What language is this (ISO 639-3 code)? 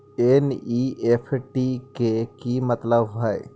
mag